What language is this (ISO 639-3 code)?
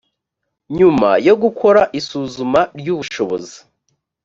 kin